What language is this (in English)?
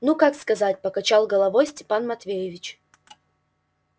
Russian